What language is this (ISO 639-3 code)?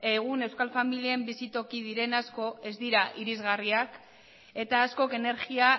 eus